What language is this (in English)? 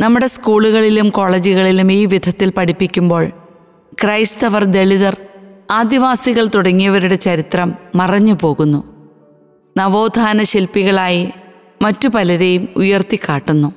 Malayalam